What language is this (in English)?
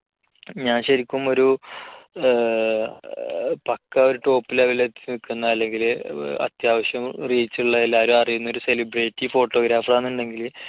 Malayalam